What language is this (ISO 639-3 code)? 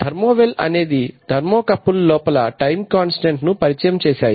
tel